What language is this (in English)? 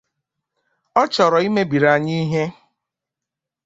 Igbo